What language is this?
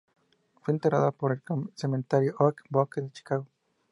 Spanish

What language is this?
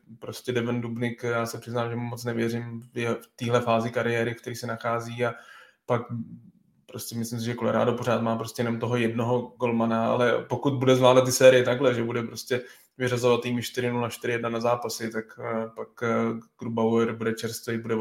Czech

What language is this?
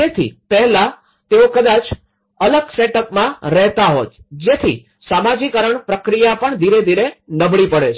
Gujarati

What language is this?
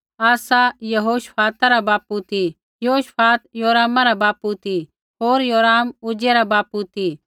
Kullu Pahari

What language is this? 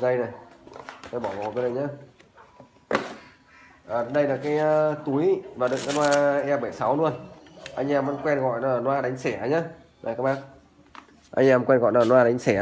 Vietnamese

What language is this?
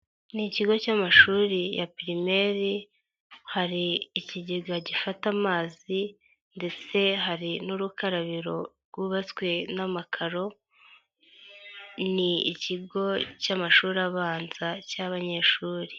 Kinyarwanda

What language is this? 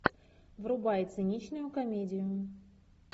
Russian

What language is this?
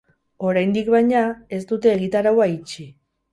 Basque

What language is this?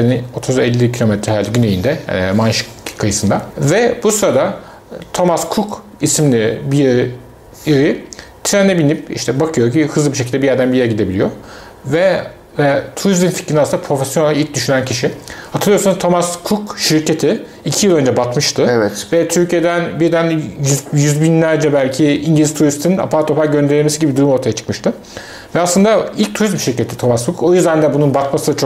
Turkish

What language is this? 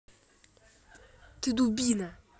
Russian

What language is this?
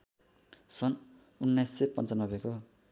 Nepali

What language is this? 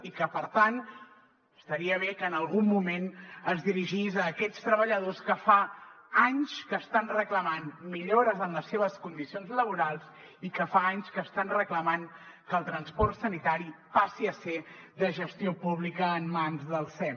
Catalan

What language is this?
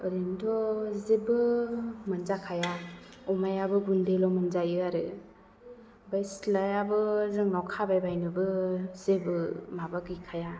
Bodo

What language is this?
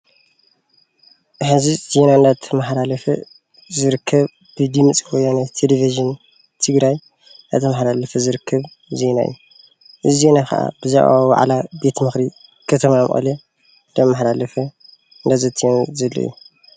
Tigrinya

